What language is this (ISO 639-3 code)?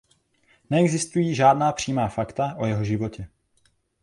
ces